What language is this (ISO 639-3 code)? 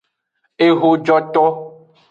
ajg